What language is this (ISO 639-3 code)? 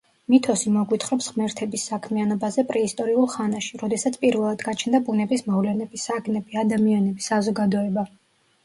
kat